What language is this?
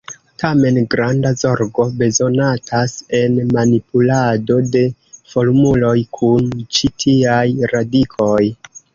Esperanto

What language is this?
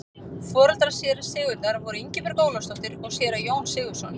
Icelandic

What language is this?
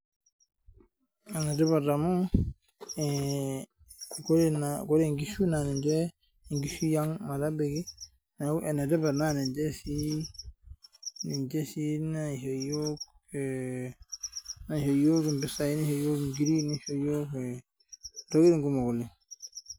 Masai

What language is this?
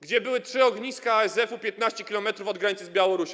Polish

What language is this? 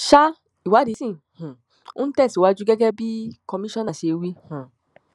Yoruba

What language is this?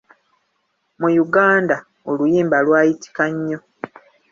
Ganda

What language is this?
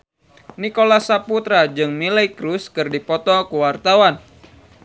Sundanese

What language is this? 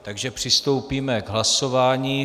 Czech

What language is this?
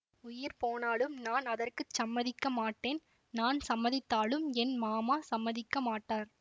Tamil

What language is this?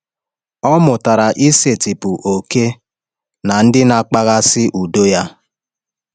Igbo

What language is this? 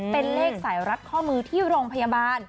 Thai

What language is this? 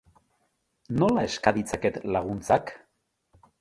Basque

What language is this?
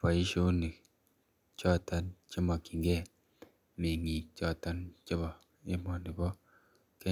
Kalenjin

